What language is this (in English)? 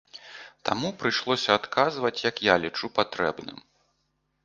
Belarusian